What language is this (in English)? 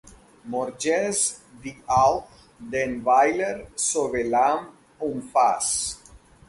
English